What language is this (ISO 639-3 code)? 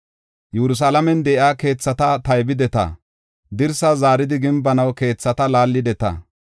gof